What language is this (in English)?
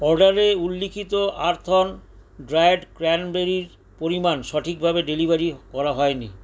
Bangla